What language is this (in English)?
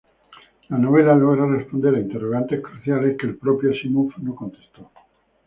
Spanish